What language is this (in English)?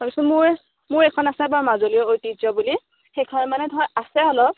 Assamese